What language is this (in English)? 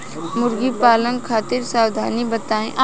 Bhojpuri